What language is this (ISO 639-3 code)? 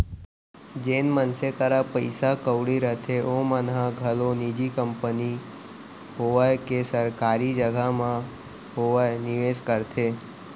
hne